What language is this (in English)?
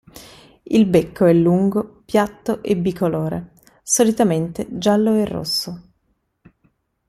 Italian